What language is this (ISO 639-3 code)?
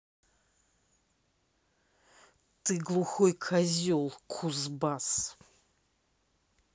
rus